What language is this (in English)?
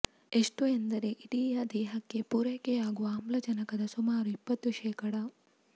Kannada